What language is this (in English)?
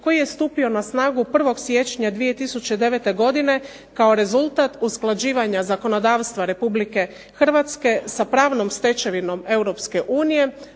Croatian